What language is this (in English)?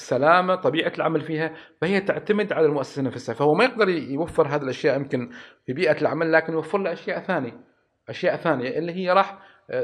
Arabic